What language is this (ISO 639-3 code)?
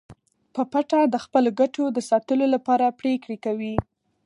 pus